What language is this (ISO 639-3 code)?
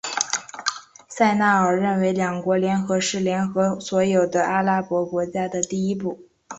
zho